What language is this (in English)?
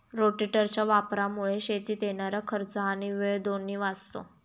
Marathi